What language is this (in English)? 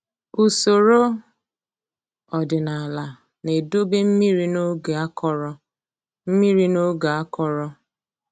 Igbo